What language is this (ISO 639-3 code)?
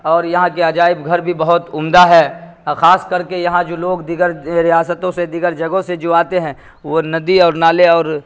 urd